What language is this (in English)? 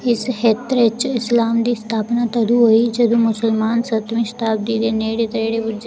Dogri